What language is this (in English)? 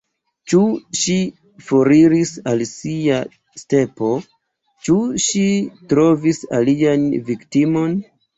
Esperanto